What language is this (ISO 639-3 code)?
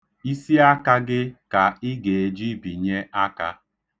ibo